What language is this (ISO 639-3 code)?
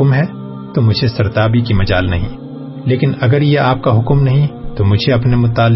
urd